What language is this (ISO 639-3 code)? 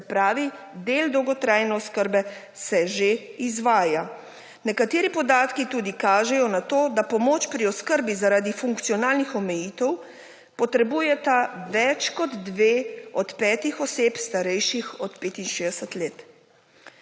slv